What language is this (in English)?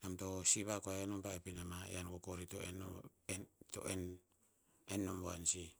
Tinputz